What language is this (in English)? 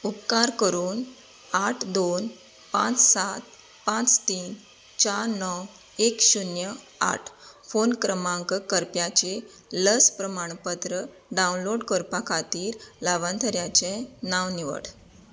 Konkani